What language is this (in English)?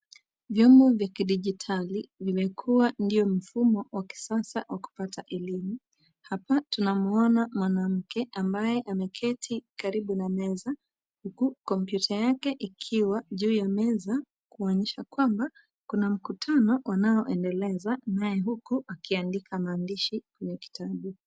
Swahili